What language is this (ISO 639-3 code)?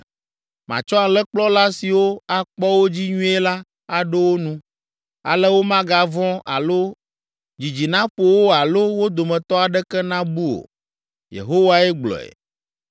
ewe